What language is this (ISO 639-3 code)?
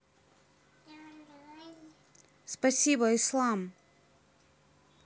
rus